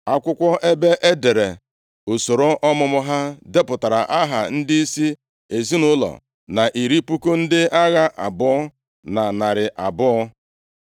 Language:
Igbo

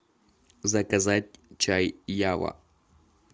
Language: Russian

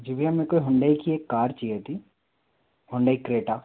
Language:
Hindi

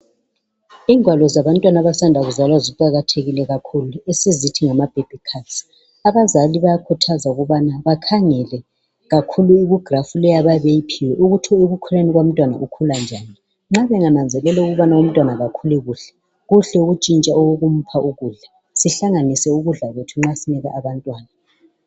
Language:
North Ndebele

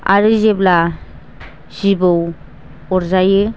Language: Bodo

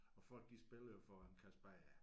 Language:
Danish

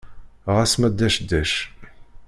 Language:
Kabyle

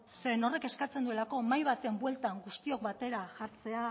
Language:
Basque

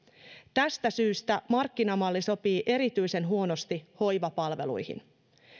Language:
Finnish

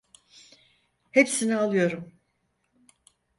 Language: Turkish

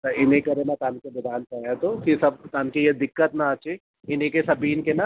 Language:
Sindhi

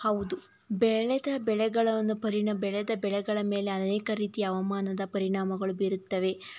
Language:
Kannada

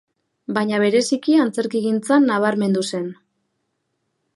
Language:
Basque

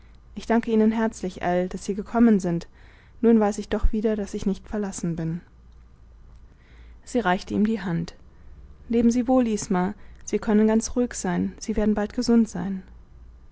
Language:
German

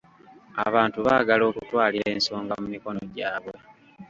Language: Ganda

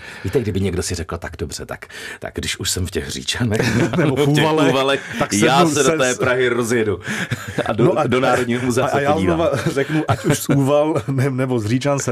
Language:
Czech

